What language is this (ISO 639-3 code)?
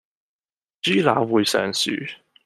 yue